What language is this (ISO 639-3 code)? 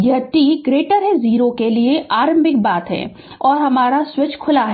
hin